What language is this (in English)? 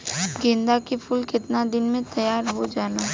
Bhojpuri